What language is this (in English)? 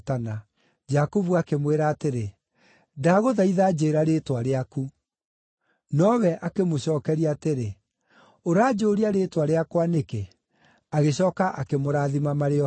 Kikuyu